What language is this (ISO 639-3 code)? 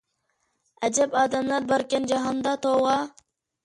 uig